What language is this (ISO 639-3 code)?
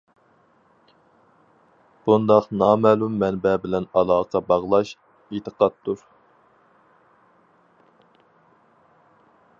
uig